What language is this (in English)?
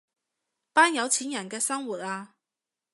Cantonese